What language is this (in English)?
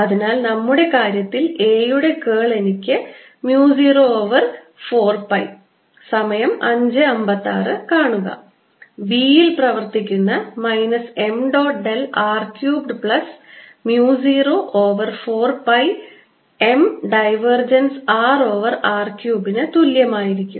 Malayalam